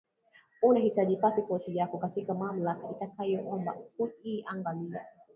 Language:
Swahili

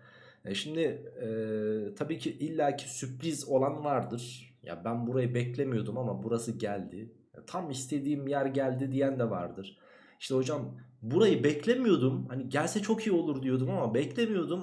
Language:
Turkish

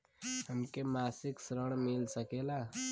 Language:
Bhojpuri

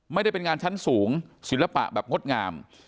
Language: Thai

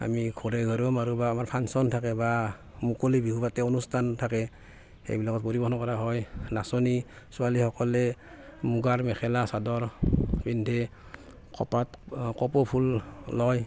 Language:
Assamese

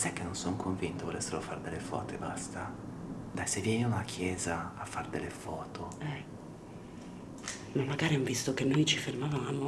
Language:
Italian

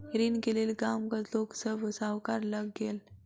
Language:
Maithili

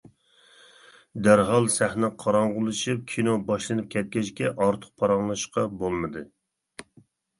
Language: Uyghur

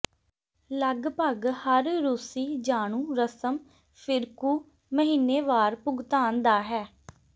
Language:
Punjabi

